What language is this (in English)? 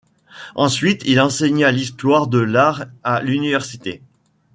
French